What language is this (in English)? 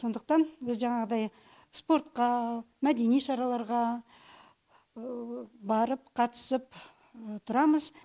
Kazakh